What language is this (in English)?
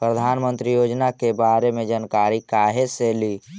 Magahi